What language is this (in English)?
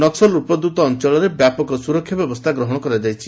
Odia